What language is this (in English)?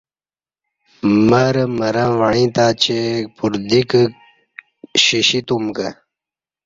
Kati